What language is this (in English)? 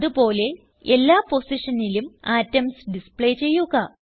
Malayalam